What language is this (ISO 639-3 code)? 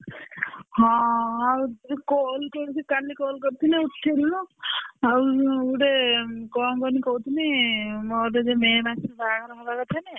ori